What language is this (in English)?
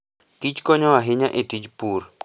Luo (Kenya and Tanzania)